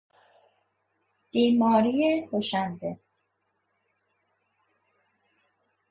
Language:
Persian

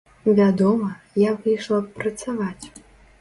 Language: Belarusian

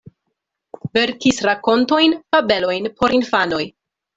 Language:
Esperanto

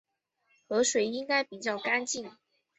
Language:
Chinese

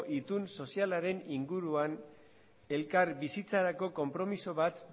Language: Basque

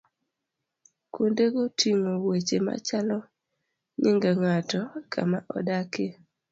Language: Luo (Kenya and Tanzania)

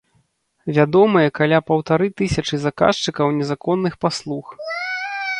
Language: Belarusian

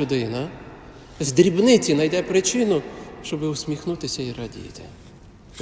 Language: Ukrainian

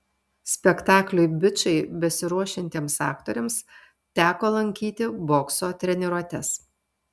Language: Lithuanian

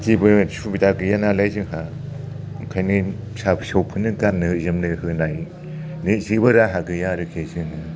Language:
Bodo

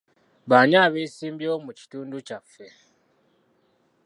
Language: Ganda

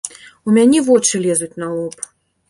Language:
Belarusian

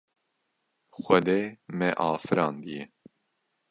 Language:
Kurdish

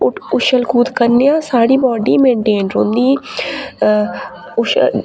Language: Dogri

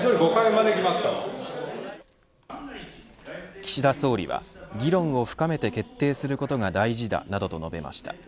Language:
Japanese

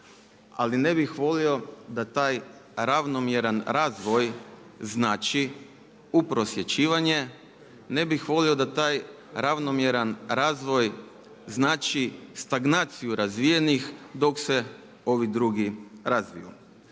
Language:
Croatian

